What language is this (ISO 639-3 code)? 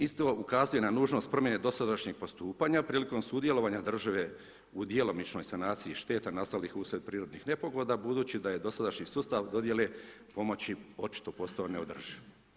hrv